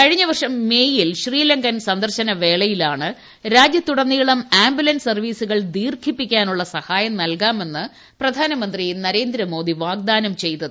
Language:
Malayalam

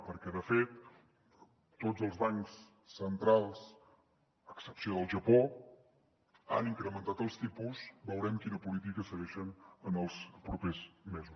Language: Catalan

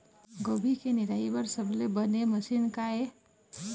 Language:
Chhattisgarhi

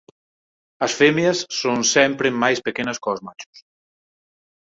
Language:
Galician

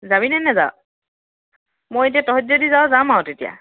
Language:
Assamese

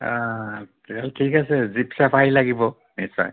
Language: Assamese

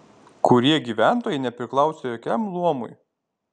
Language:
Lithuanian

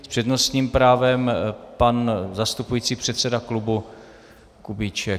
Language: Czech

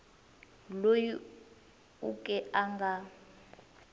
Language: Tsonga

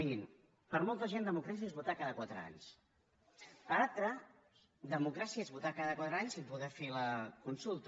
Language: Catalan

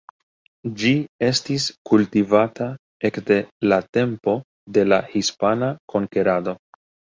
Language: Esperanto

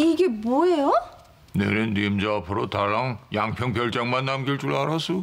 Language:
Korean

